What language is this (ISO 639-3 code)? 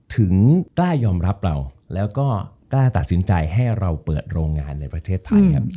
tha